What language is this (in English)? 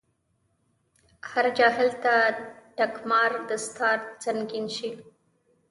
Pashto